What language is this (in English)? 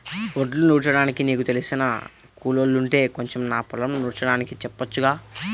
Telugu